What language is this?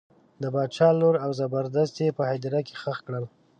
Pashto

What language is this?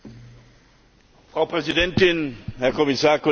German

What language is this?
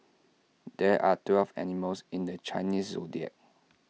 English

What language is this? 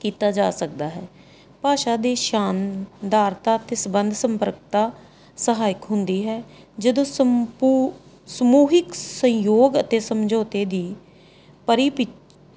Punjabi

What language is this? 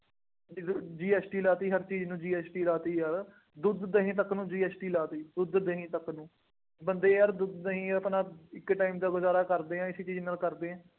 Punjabi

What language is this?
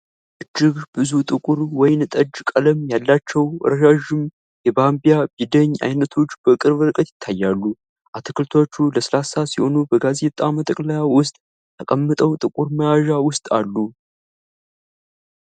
Amharic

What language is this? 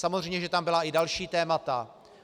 Czech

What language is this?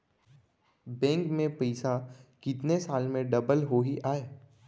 Chhattisgarhi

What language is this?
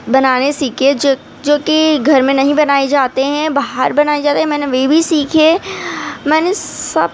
Urdu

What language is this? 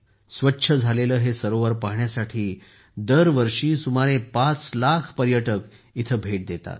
Marathi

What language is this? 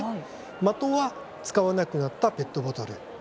Japanese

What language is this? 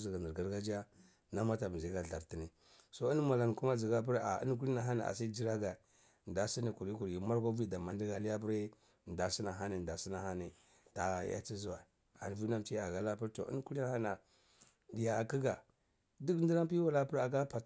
Cibak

